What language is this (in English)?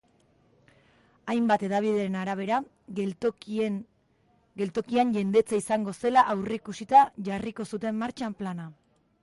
Basque